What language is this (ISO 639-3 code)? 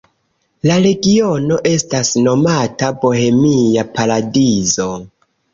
epo